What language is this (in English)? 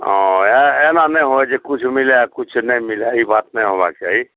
Maithili